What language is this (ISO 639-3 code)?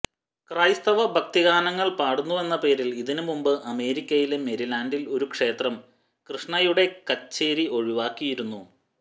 mal